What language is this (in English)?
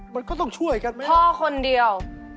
Thai